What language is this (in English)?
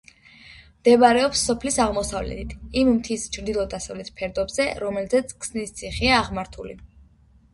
Georgian